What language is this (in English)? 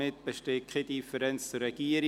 Swiss German